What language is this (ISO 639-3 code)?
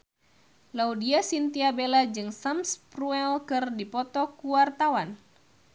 sun